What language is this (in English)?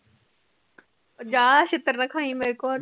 Punjabi